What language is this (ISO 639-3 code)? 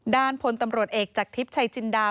tha